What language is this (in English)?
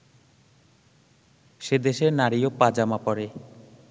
Bangla